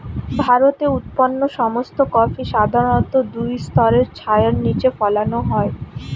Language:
Bangla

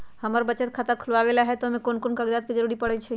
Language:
Magahi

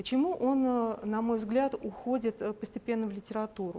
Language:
Russian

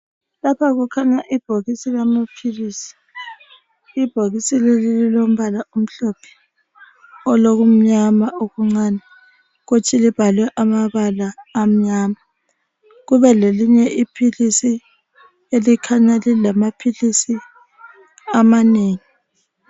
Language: North Ndebele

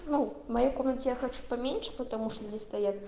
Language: Russian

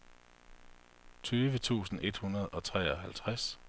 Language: Danish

